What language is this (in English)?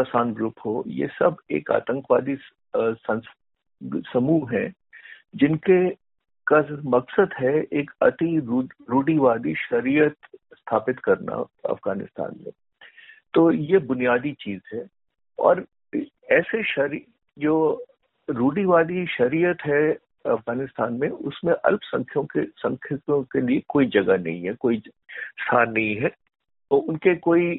Hindi